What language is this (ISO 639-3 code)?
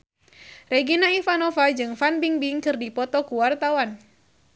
sun